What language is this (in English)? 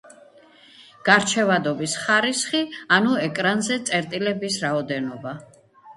Georgian